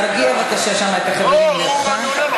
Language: Hebrew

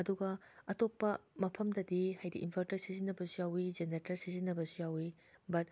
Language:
Manipuri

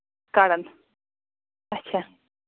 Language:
Kashmiri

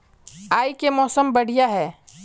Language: Magahi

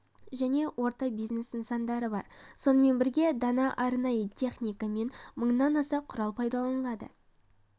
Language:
Kazakh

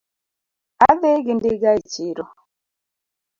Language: Luo (Kenya and Tanzania)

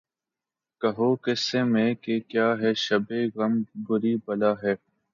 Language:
Urdu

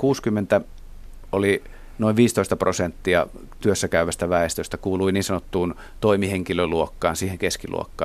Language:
Finnish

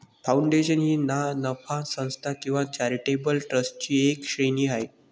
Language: Marathi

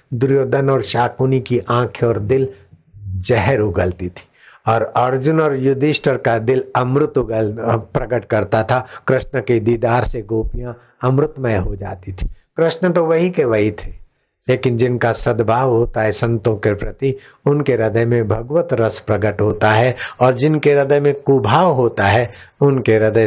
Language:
Hindi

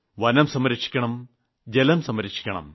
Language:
Malayalam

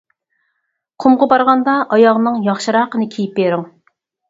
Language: Uyghur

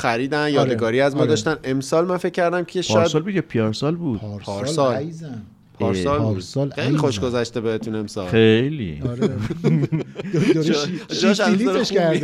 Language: Persian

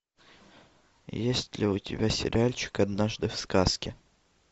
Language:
Russian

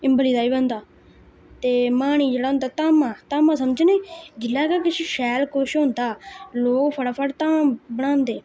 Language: Dogri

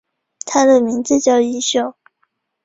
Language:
Chinese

